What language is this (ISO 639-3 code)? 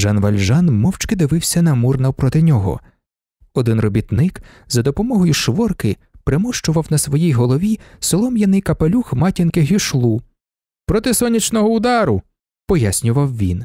ukr